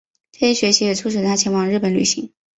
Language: Chinese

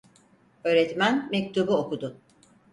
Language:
Turkish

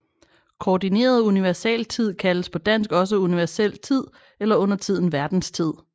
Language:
Danish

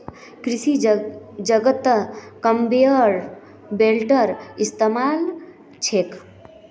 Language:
Magahi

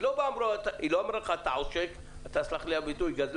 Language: Hebrew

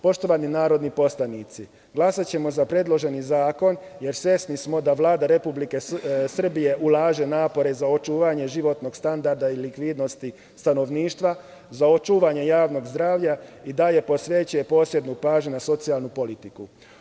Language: Serbian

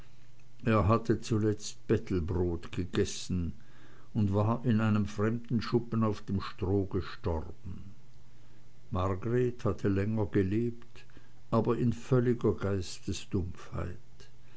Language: German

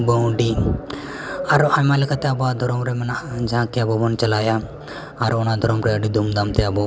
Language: Santali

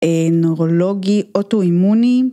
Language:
Hebrew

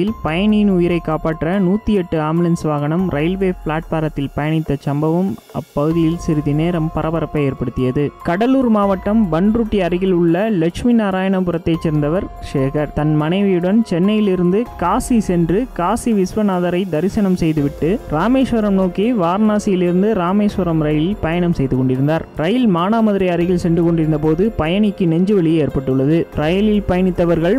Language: Tamil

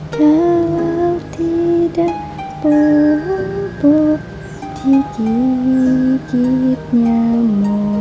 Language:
Indonesian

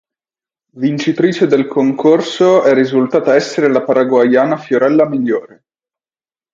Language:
Italian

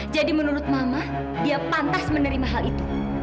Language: Indonesian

